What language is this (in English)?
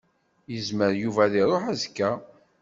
Kabyle